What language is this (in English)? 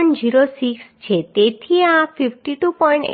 Gujarati